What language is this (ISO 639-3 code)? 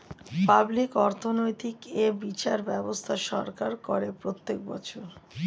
ben